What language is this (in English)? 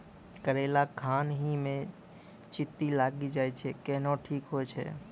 Maithili